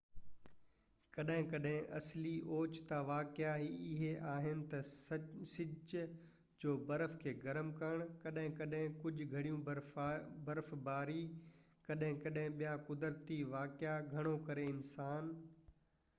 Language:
Sindhi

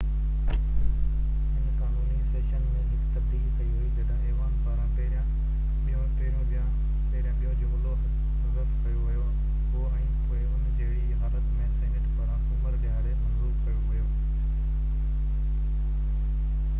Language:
Sindhi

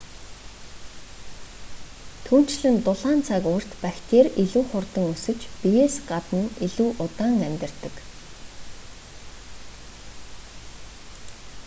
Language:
Mongolian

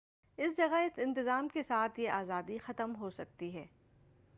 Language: Urdu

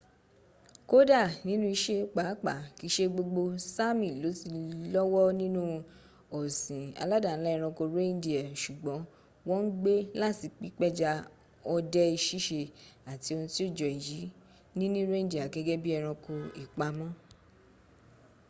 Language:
Yoruba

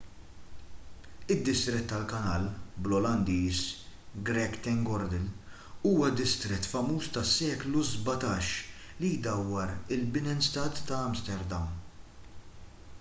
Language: Maltese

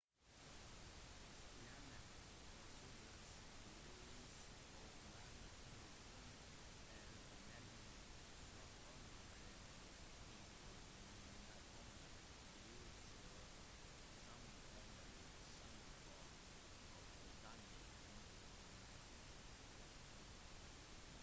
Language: Norwegian Bokmål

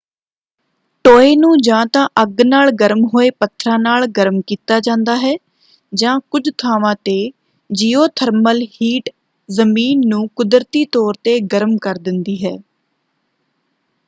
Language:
Punjabi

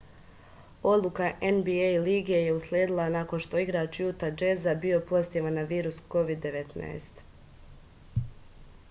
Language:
Serbian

